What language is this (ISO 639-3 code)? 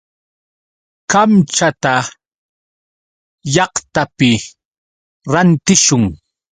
qux